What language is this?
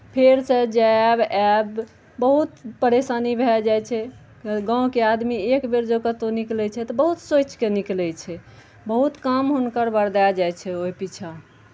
Maithili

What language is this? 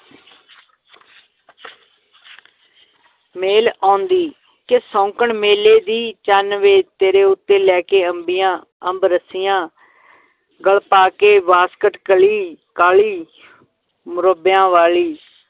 Punjabi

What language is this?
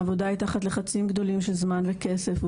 Hebrew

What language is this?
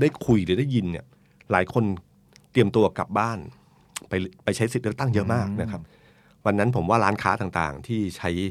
Thai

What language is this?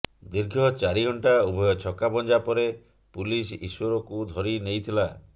Odia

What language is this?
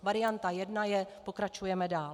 Czech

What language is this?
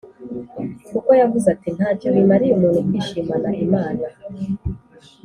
Kinyarwanda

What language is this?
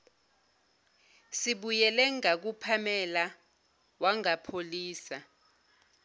Zulu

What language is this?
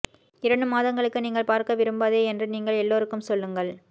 Tamil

